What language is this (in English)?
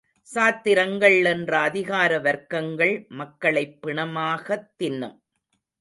Tamil